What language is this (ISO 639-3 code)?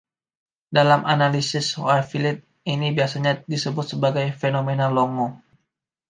ind